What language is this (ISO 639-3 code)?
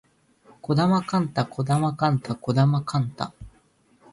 jpn